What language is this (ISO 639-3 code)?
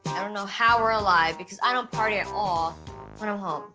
eng